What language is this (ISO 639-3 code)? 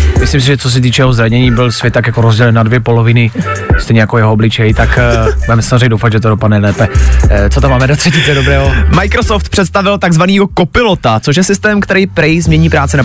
ces